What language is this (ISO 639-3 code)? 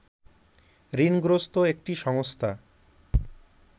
ben